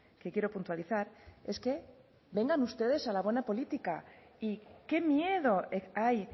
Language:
Spanish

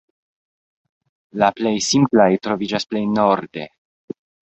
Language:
Esperanto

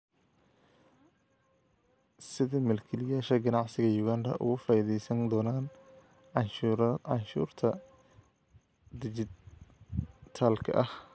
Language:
Somali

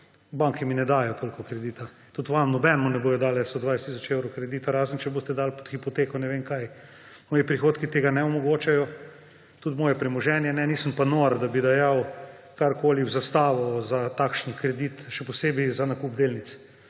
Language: Slovenian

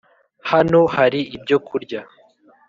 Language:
Kinyarwanda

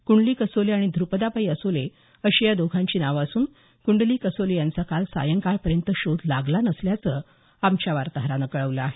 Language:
Marathi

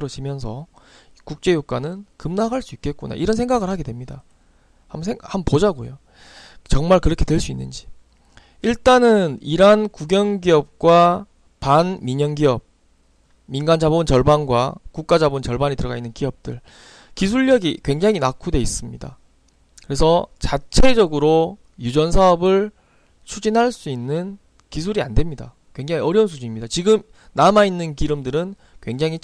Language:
Korean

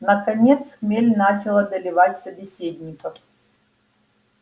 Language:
Russian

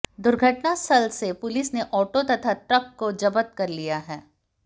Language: Hindi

